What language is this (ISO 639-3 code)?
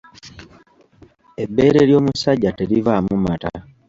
lug